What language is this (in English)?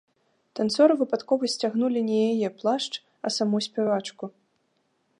Belarusian